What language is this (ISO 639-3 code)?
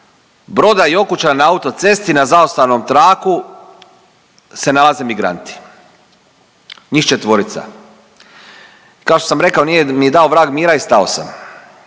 hrv